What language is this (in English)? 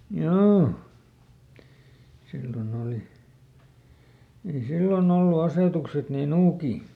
Finnish